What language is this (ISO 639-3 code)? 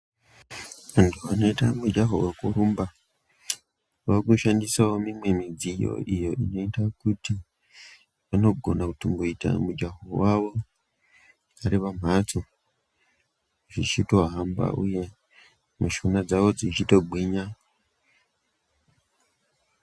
ndc